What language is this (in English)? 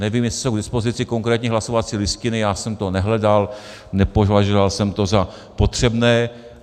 Czech